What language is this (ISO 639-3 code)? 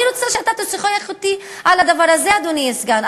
heb